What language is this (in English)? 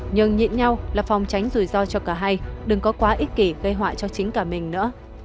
Vietnamese